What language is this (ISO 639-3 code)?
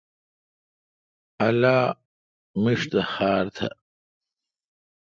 xka